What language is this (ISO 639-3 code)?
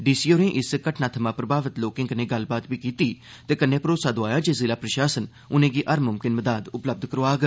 doi